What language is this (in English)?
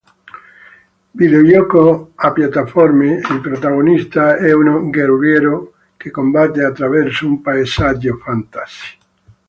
Italian